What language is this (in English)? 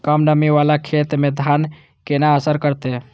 Maithili